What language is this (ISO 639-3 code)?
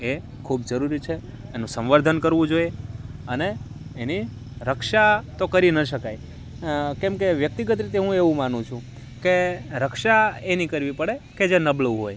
guj